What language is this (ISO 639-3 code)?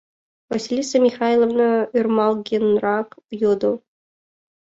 chm